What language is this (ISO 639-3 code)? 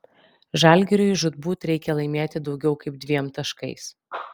lit